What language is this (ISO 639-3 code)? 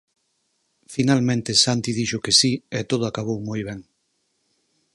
glg